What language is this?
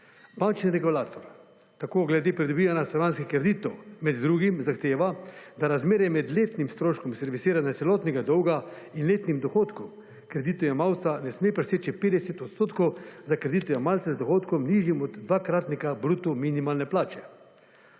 Slovenian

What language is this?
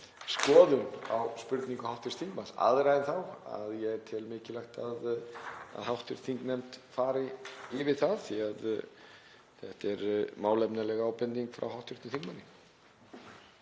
Icelandic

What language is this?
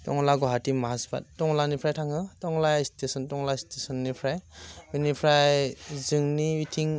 Bodo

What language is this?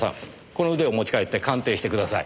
Japanese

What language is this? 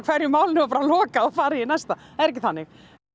Icelandic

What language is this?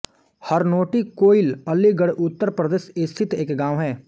Hindi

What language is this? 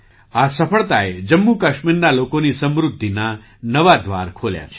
Gujarati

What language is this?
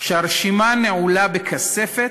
Hebrew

